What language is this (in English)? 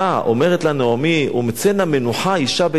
Hebrew